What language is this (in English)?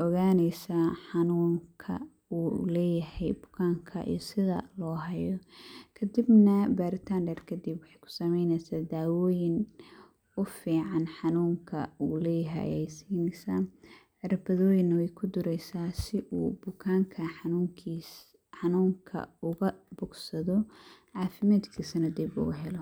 Somali